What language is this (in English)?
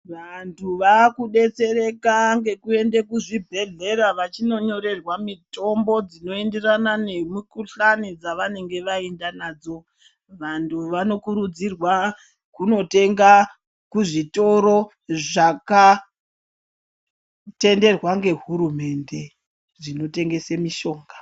Ndau